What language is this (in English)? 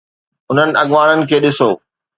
Sindhi